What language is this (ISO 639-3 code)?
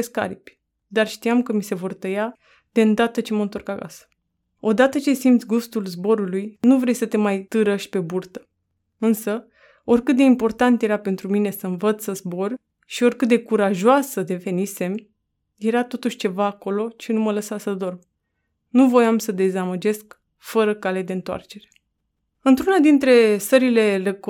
ron